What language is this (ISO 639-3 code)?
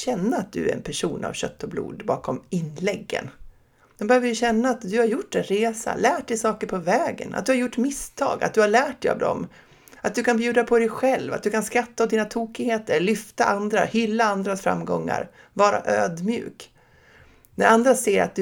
swe